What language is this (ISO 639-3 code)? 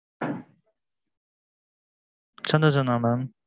tam